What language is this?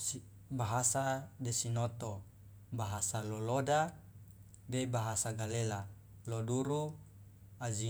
Loloda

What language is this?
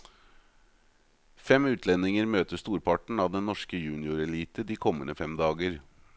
Norwegian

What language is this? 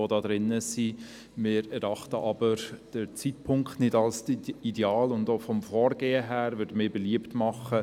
Swiss German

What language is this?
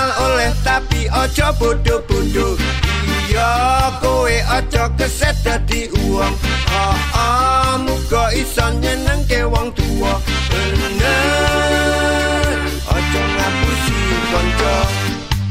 Thai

